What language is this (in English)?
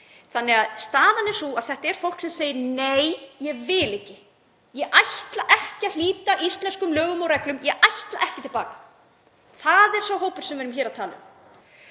Icelandic